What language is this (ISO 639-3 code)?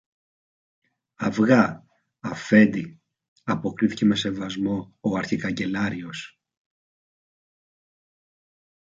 ell